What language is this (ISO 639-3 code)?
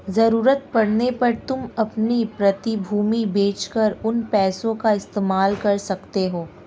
hin